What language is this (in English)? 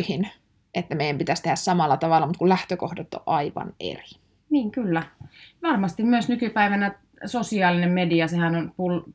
Finnish